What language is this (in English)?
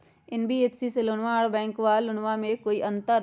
Magahi